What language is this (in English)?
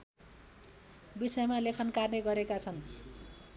Nepali